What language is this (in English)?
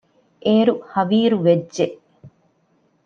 Divehi